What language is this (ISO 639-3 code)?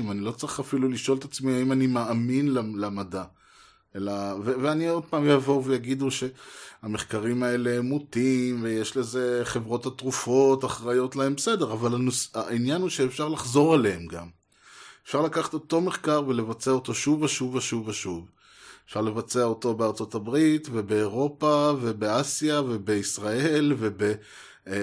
heb